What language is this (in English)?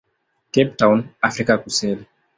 Swahili